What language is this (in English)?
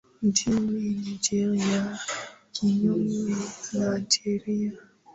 Swahili